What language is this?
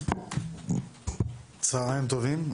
Hebrew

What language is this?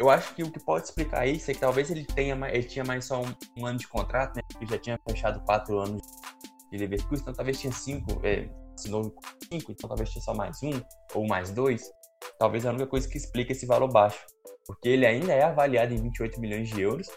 Portuguese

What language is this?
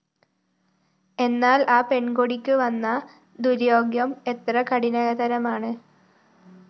Malayalam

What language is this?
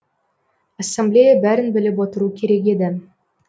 Kazakh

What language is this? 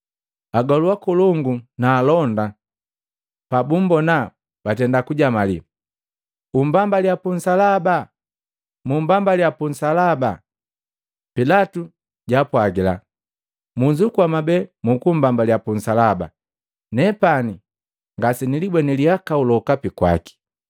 Matengo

